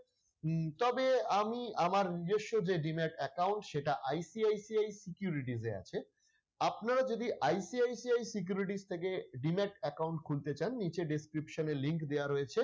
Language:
Bangla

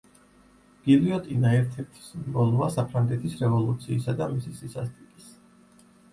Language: Georgian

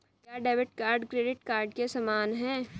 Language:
Hindi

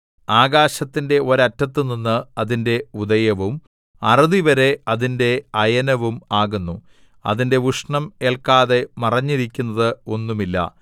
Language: Malayalam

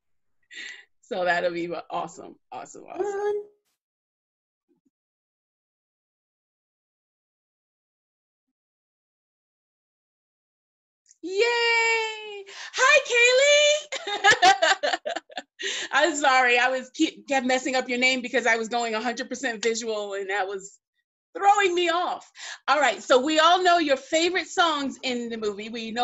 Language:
English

